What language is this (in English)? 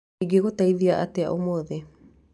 Kikuyu